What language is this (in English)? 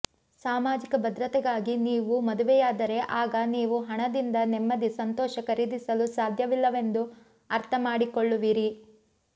Kannada